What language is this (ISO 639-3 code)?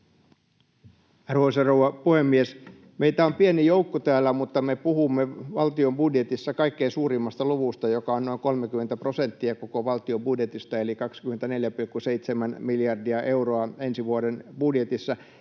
fin